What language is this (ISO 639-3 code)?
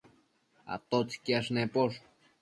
mcf